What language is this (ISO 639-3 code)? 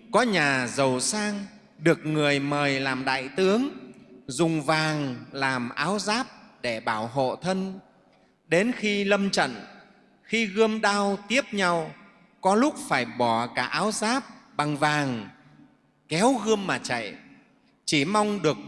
vie